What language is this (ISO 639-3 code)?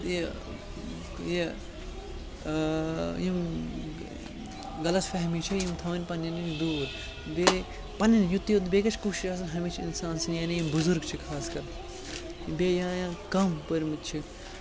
kas